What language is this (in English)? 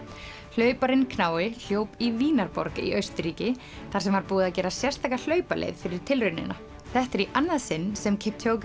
Icelandic